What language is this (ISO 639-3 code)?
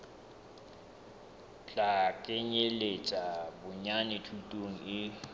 sot